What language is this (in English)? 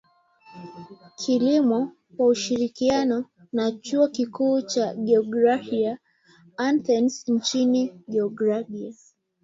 Swahili